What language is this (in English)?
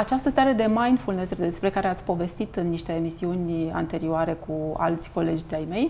Romanian